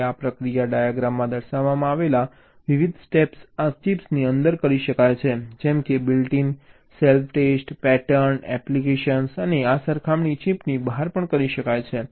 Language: Gujarati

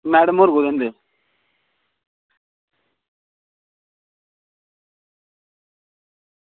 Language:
Dogri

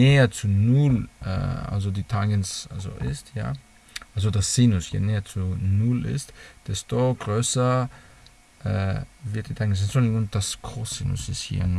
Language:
German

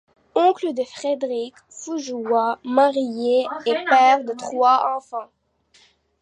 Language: French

